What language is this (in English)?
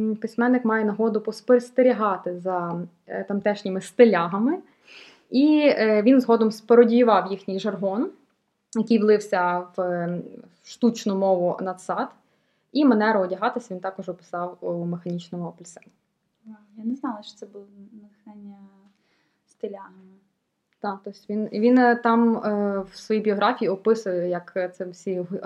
Ukrainian